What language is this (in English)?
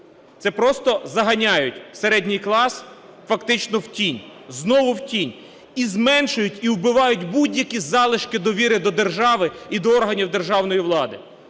Ukrainian